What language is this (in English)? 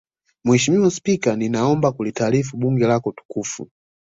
Swahili